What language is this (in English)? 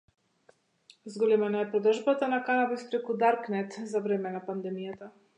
Macedonian